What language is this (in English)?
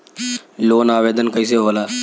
Bhojpuri